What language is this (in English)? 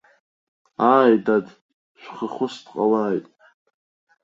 Abkhazian